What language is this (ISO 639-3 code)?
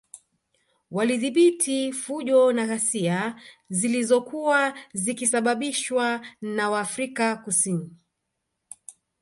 swa